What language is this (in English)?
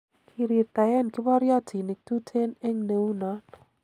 Kalenjin